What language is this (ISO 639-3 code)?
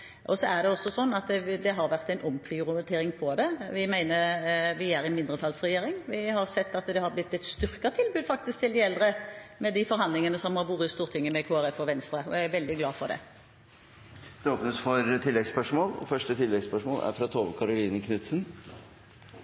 nob